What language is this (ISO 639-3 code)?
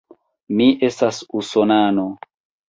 epo